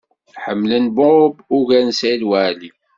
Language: Kabyle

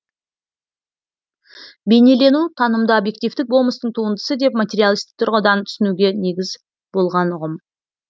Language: Kazakh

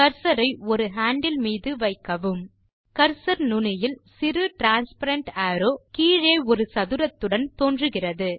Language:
Tamil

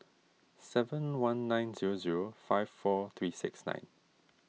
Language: English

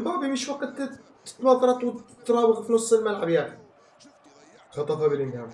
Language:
Arabic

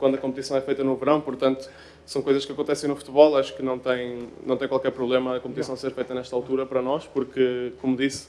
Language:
Portuguese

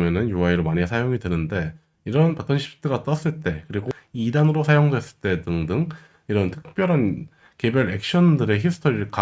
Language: Korean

